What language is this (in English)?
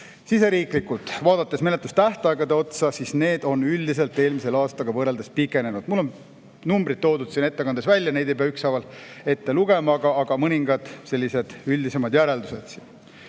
Estonian